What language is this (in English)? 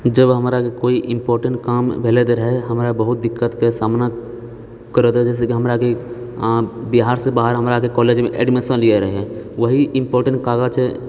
Maithili